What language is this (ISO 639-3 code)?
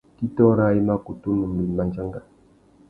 bag